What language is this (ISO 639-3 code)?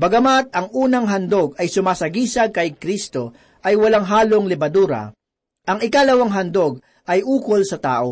fil